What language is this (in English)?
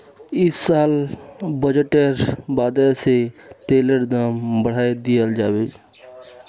Magahi